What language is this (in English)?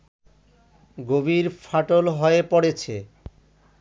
Bangla